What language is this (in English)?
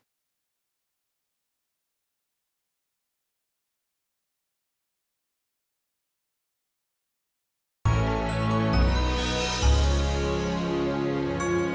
Indonesian